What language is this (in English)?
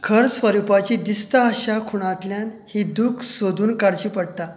Konkani